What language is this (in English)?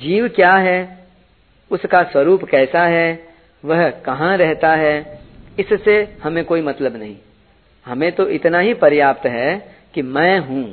Hindi